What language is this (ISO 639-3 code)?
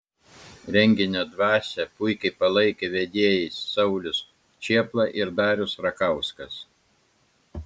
lit